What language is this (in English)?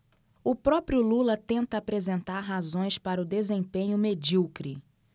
Portuguese